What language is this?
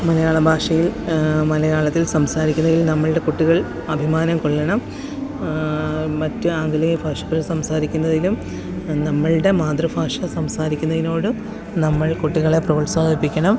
Malayalam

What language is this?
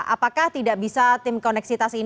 Indonesian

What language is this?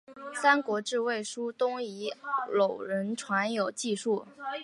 Chinese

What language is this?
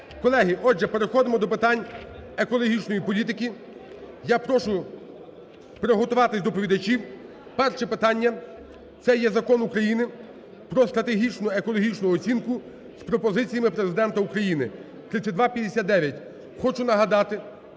Ukrainian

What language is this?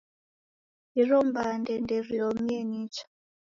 Taita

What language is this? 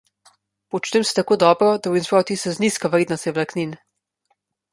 Slovenian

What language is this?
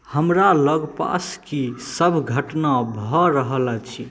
Maithili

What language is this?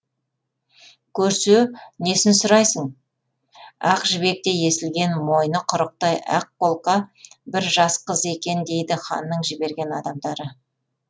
Kazakh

